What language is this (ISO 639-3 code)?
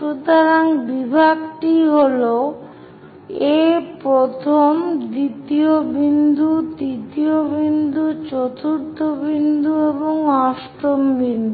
ben